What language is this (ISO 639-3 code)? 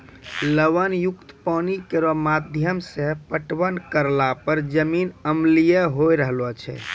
mai